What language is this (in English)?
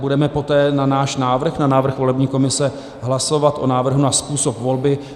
Czech